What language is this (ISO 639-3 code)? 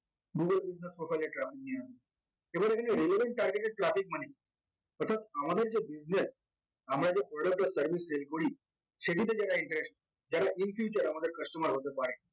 ben